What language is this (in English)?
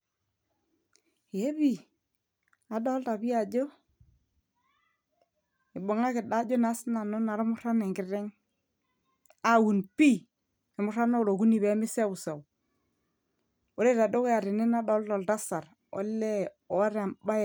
Masai